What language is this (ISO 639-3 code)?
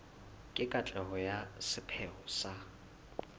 sot